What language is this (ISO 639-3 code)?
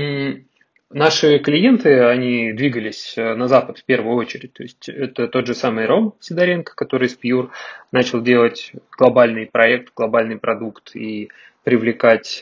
rus